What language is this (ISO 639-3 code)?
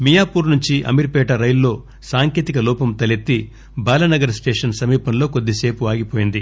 tel